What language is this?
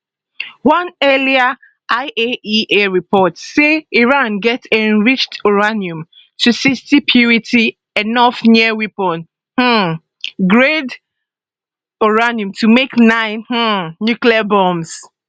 Nigerian Pidgin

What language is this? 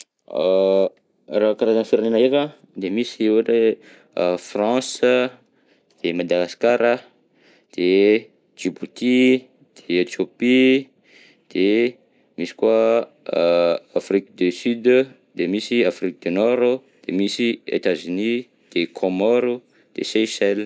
Southern Betsimisaraka Malagasy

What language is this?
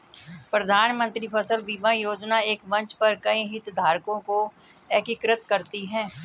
Hindi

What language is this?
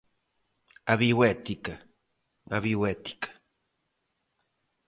Galician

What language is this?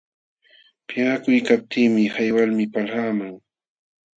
Jauja Wanca Quechua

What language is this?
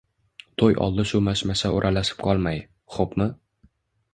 Uzbek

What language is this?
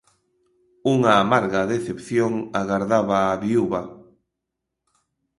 Galician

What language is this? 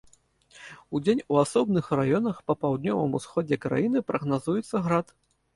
Belarusian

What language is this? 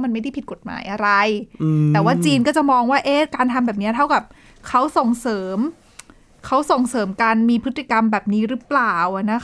Thai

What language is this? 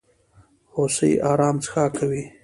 Pashto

